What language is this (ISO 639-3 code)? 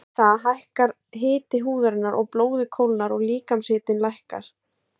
isl